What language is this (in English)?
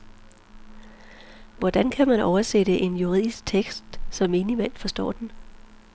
Danish